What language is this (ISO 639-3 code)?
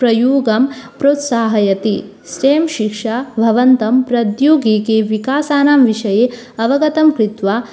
san